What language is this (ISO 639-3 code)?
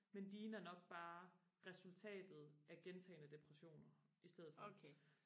dan